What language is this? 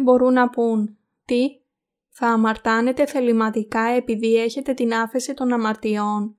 Greek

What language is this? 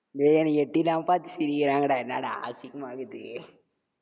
Tamil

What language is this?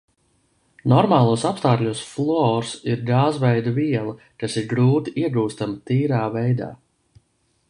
Latvian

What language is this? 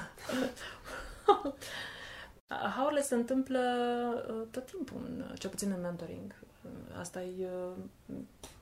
Romanian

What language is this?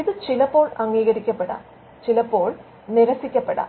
Malayalam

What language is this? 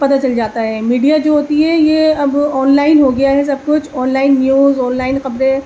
Urdu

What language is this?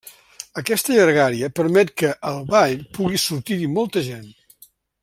Catalan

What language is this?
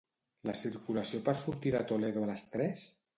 Catalan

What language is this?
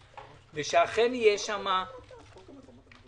Hebrew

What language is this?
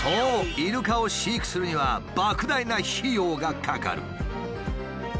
Japanese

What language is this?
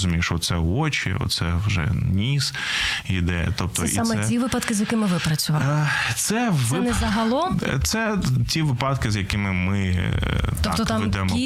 Ukrainian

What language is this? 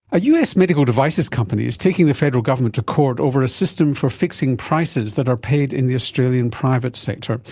English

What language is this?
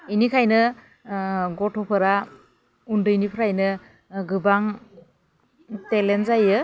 Bodo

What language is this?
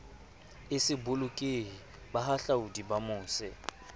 Southern Sotho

